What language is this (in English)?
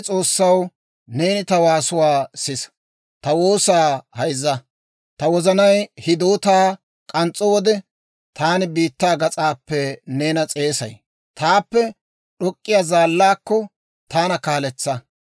Dawro